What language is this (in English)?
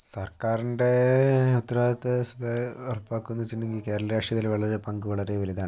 Malayalam